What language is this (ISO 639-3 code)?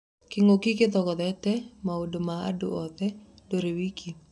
kik